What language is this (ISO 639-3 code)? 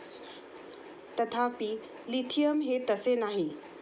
mar